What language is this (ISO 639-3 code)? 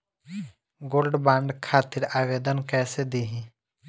bho